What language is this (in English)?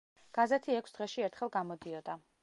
Georgian